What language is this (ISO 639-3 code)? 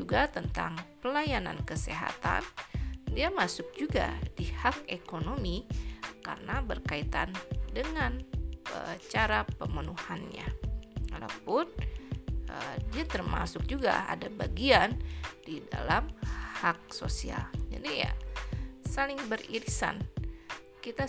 ind